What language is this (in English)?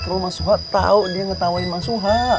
Indonesian